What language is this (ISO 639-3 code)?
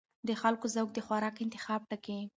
pus